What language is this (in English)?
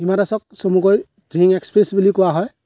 Assamese